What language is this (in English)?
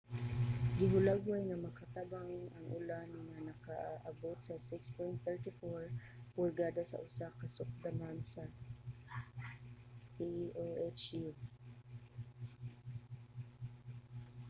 Cebuano